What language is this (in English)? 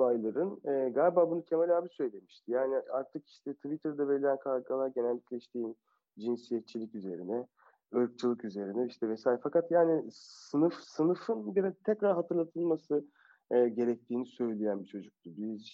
Turkish